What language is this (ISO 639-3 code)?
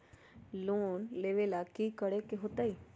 mag